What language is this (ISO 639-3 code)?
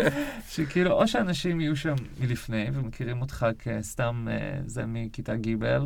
heb